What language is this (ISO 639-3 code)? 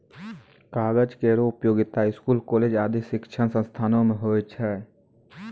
mai